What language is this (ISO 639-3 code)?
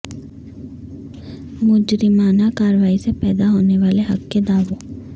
urd